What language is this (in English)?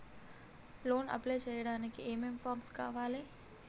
Telugu